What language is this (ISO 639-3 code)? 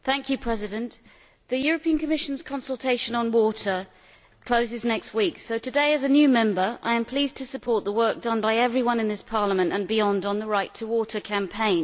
eng